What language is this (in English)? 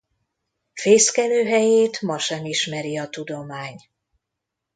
Hungarian